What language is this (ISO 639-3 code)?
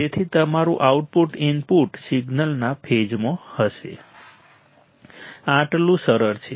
guj